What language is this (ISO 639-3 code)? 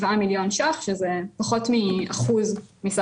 heb